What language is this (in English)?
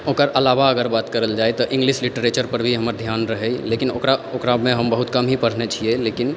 Maithili